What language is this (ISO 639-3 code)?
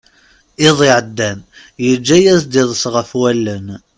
kab